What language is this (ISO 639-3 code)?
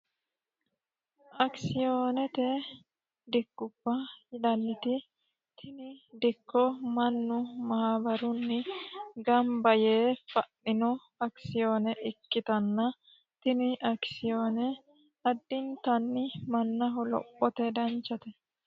sid